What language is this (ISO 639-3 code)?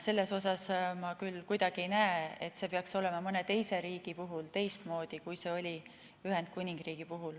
est